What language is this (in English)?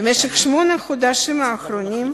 Hebrew